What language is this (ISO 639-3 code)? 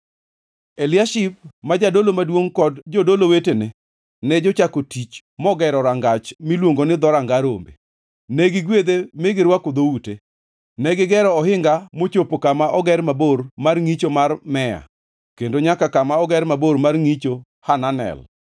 luo